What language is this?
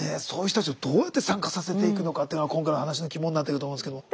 Japanese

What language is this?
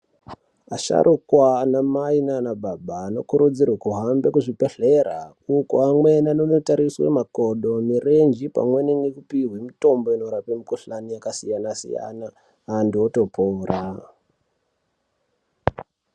Ndau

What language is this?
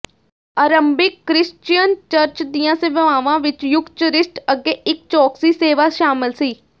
Punjabi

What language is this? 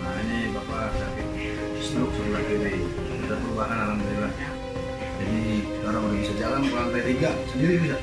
Indonesian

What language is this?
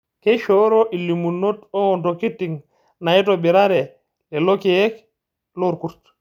Masai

